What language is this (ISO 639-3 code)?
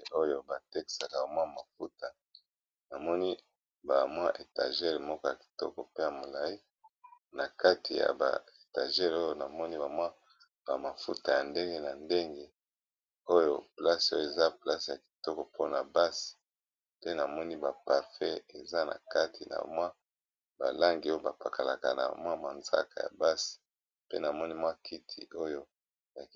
lin